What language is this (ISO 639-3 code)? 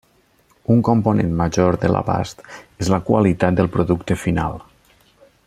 cat